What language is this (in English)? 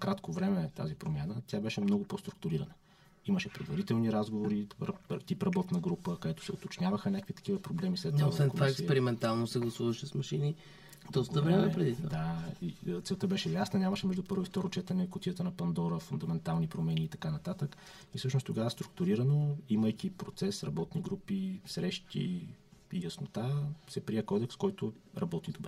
Bulgarian